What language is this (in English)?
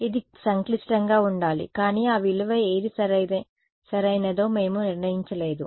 Telugu